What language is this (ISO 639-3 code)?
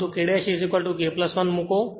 guj